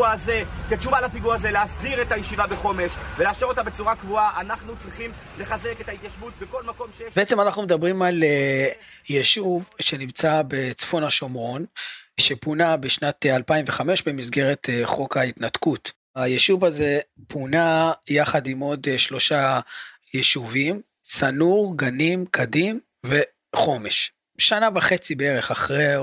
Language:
Hebrew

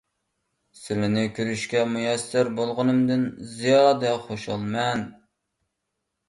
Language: Uyghur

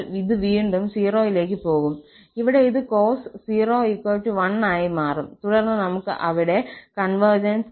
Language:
Malayalam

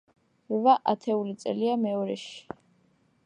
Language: Georgian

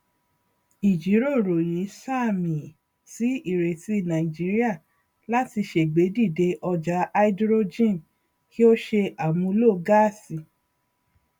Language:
Yoruba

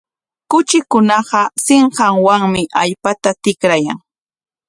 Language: Corongo Ancash Quechua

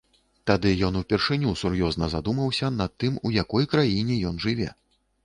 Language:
Belarusian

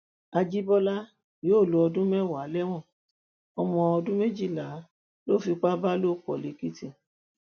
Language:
Yoruba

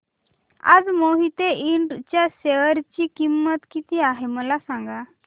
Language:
Marathi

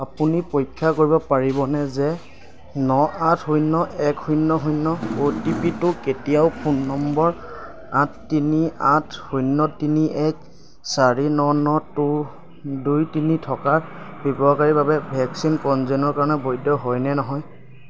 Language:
Assamese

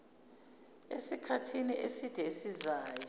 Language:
Zulu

